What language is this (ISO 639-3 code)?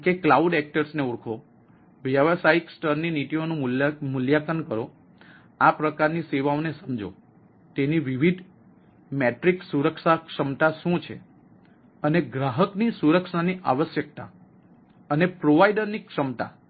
guj